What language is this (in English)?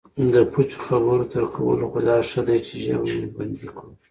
Pashto